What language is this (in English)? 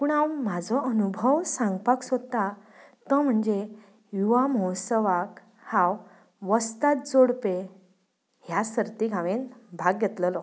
Konkani